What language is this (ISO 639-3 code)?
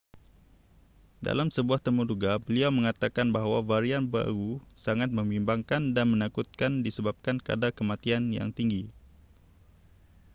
msa